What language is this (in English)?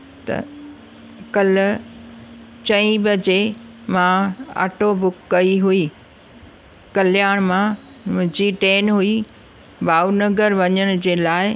Sindhi